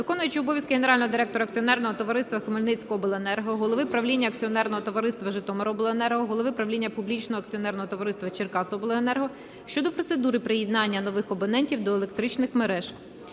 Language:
Ukrainian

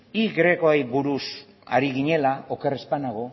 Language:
Basque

